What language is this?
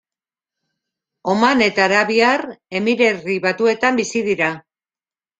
Basque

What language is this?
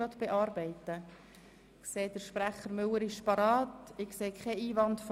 Swiss German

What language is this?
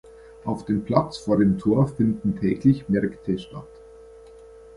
German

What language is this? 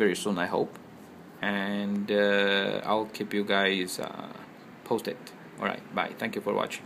English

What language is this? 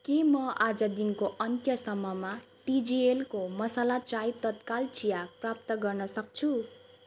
Nepali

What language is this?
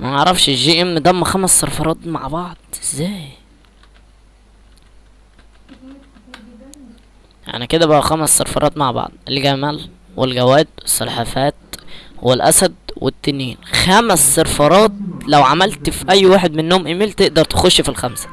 Arabic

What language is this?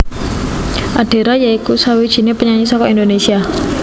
Javanese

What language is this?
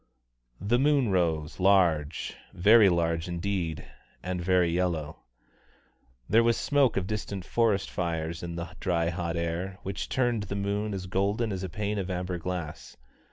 English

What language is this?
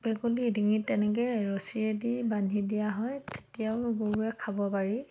Assamese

